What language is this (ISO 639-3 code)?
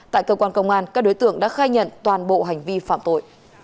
vie